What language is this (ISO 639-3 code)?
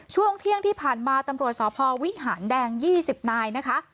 tha